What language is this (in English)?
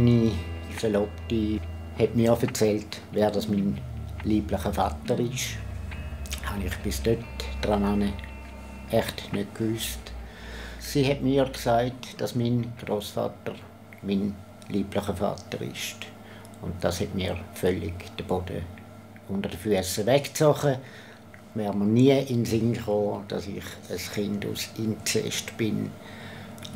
German